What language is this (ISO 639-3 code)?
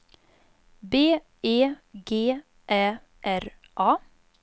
swe